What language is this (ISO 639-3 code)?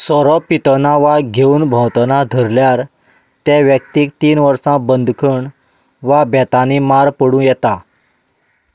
kok